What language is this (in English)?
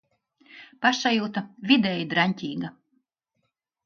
Latvian